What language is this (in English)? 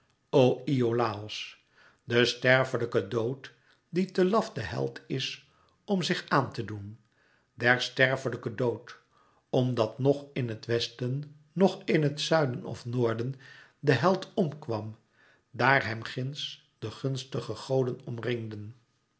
Dutch